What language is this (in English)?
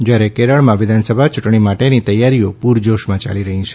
Gujarati